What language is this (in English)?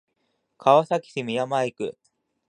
Japanese